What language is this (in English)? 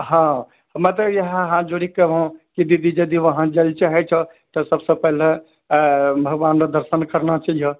Maithili